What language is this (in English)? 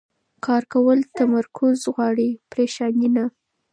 Pashto